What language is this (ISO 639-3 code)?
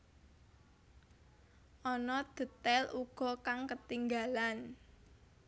jav